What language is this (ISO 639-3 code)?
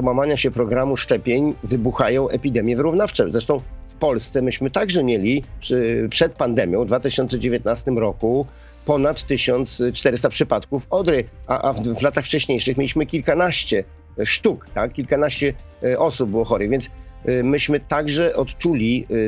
pol